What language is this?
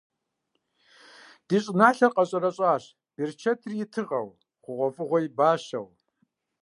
Kabardian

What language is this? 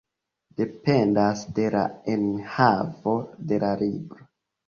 Esperanto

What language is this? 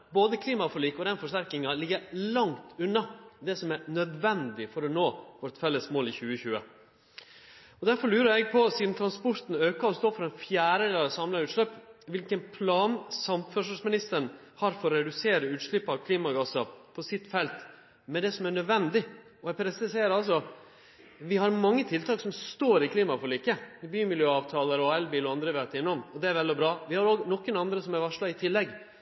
Norwegian Nynorsk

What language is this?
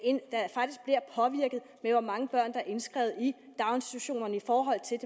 Danish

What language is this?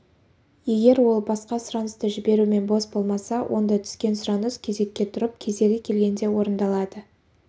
Kazakh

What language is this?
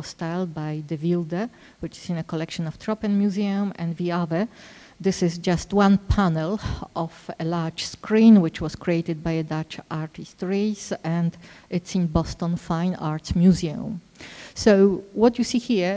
English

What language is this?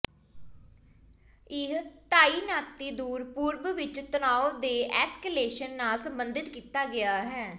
Punjabi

